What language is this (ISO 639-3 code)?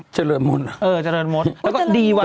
tha